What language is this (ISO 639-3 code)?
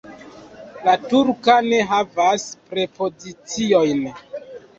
epo